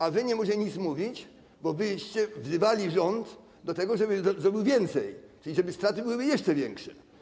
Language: Polish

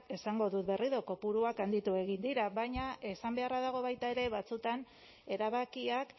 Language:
Basque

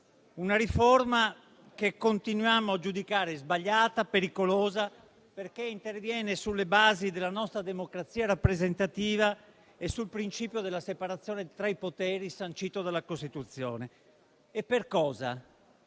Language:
Italian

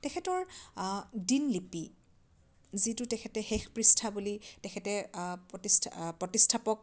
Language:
Assamese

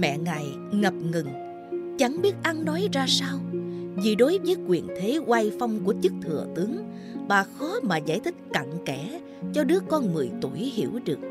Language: Vietnamese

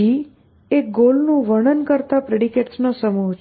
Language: Gujarati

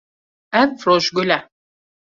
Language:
Kurdish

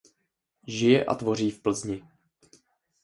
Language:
Czech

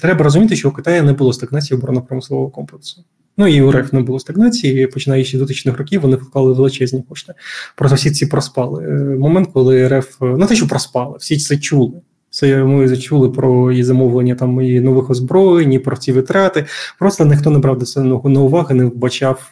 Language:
Ukrainian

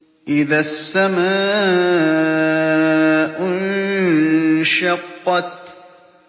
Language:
Arabic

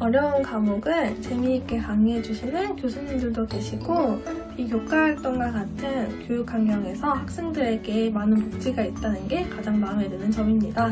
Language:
Korean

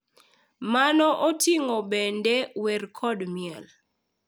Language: Luo (Kenya and Tanzania)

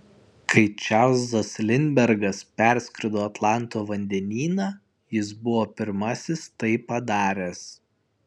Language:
Lithuanian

